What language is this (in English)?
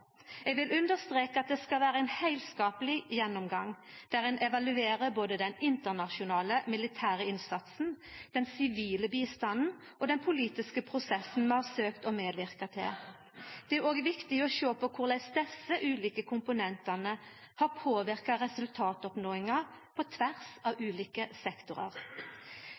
Norwegian Nynorsk